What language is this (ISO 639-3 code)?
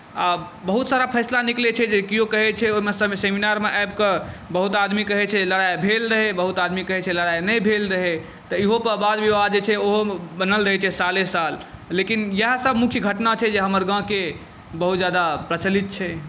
mai